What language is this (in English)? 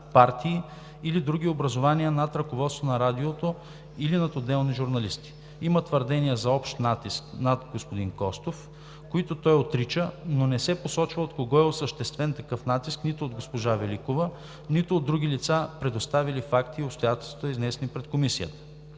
Bulgarian